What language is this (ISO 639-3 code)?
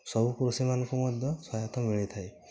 ori